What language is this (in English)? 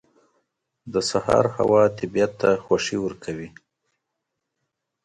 Pashto